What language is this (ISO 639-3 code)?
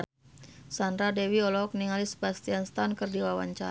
sun